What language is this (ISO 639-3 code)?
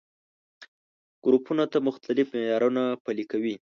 pus